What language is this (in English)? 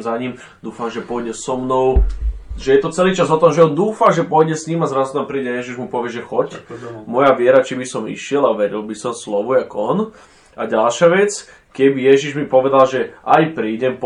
Slovak